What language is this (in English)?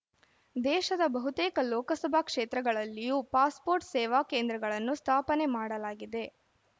Kannada